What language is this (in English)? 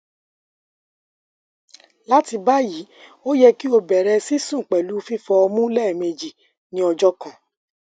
Yoruba